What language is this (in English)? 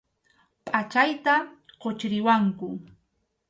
Arequipa-La Unión Quechua